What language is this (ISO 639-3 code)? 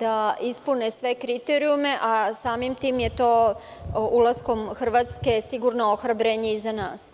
srp